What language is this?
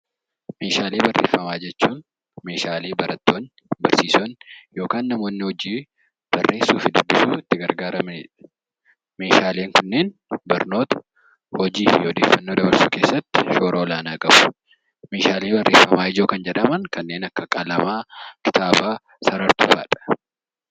Oromo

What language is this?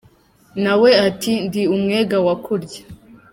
Kinyarwanda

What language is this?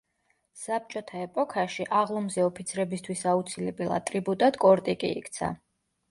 Georgian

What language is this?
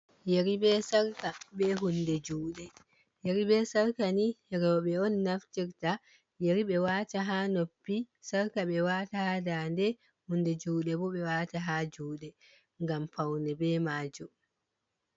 Fula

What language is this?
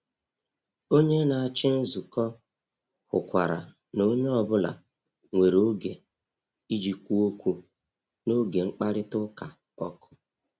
Igbo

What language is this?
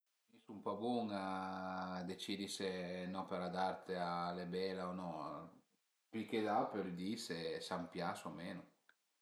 Piedmontese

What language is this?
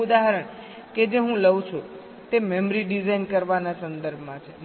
Gujarati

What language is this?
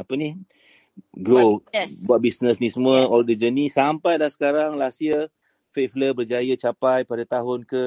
Malay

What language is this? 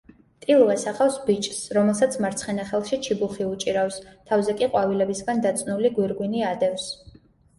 Georgian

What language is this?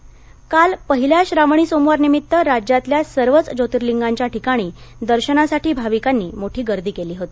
Marathi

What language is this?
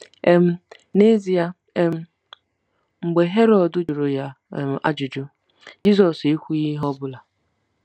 Igbo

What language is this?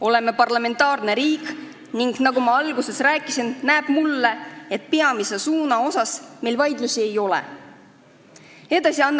Estonian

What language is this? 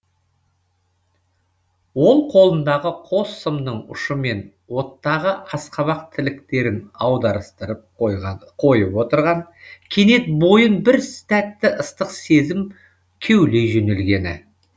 Kazakh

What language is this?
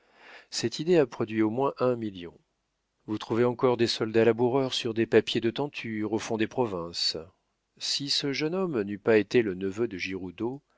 French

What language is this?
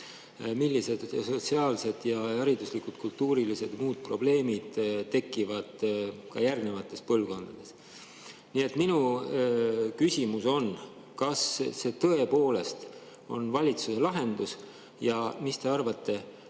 Estonian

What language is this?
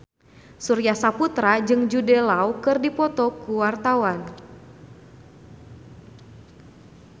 Sundanese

